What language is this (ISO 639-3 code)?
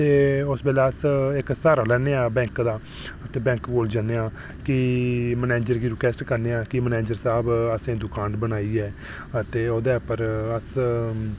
doi